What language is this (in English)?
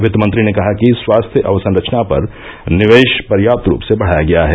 Hindi